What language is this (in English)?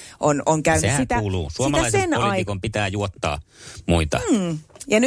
Finnish